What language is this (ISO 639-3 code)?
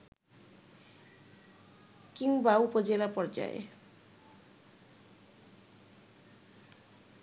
ben